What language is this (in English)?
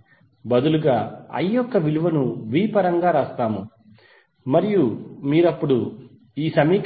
Telugu